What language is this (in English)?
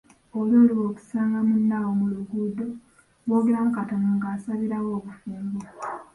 Ganda